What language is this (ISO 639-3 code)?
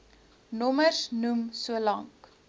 afr